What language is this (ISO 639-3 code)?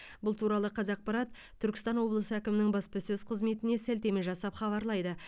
kaz